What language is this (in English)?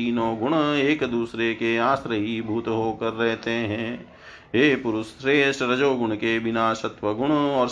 Hindi